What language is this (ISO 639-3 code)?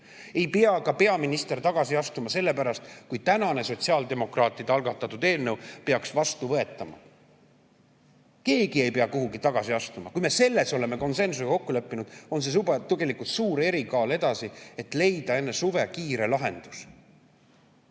est